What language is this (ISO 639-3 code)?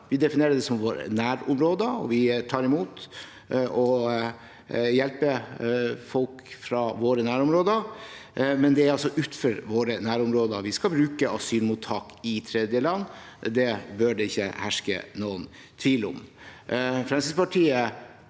nor